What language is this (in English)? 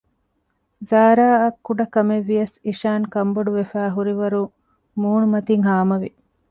Divehi